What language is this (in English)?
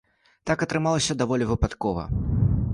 Belarusian